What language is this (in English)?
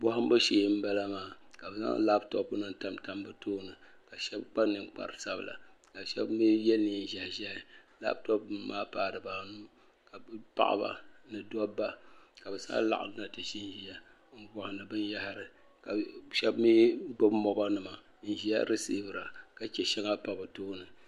Dagbani